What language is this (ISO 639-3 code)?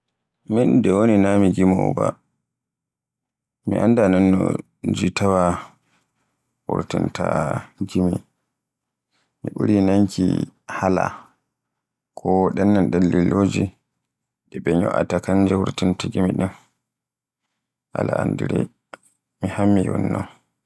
fue